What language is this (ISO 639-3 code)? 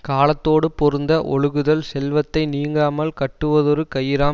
tam